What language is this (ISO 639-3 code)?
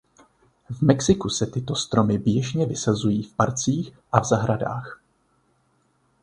ces